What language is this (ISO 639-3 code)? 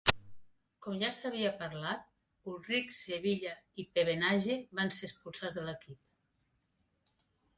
cat